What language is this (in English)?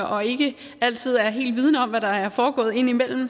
Danish